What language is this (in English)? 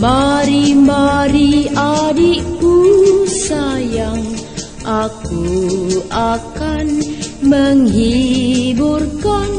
Indonesian